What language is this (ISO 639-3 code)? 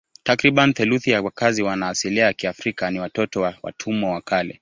swa